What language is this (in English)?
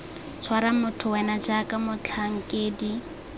Tswana